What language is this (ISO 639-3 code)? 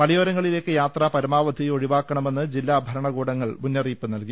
mal